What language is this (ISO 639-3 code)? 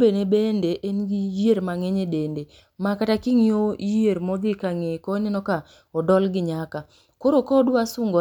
luo